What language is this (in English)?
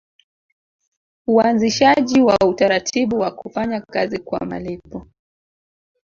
Swahili